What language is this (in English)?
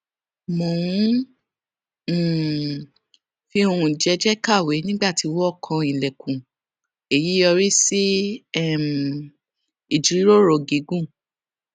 Yoruba